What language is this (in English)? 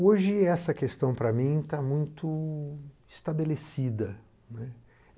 Portuguese